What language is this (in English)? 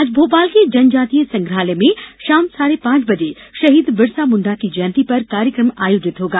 Hindi